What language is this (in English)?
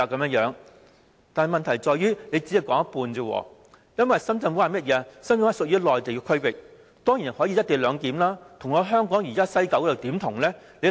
Cantonese